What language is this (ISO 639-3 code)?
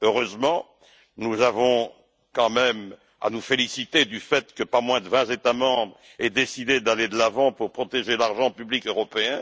fra